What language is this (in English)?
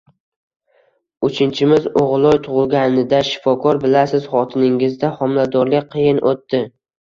Uzbek